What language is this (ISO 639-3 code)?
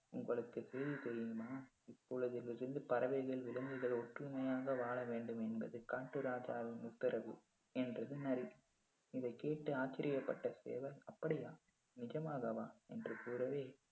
tam